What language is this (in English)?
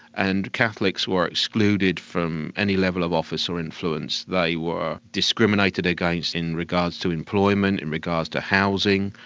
English